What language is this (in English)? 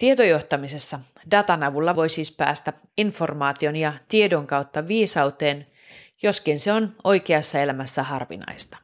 Finnish